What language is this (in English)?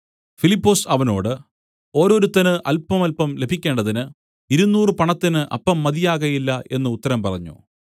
Malayalam